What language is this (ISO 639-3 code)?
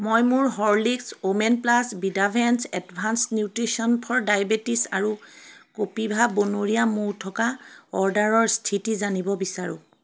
asm